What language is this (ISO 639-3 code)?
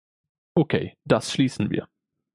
deu